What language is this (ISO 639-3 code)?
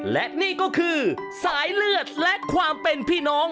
tha